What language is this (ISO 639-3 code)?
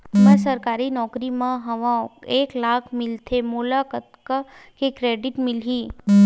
hne